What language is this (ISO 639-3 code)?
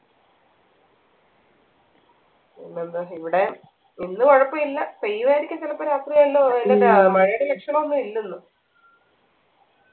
mal